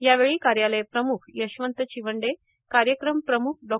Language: Marathi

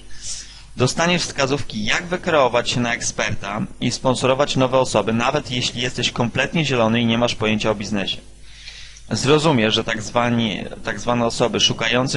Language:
Polish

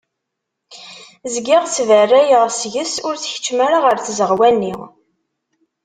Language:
Kabyle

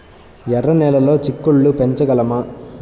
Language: Telugu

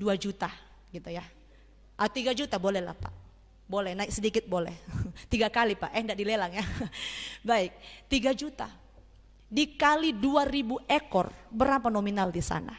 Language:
Indonesian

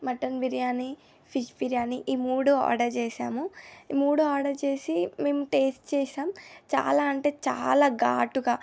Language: Telugu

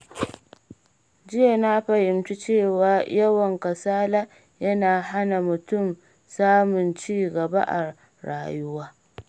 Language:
Hausa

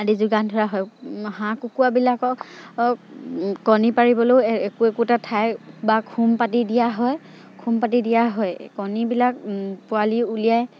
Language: Assamese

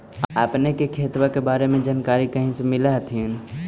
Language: Magahi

